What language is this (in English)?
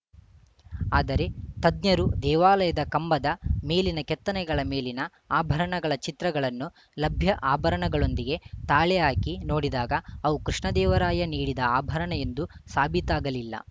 Kannada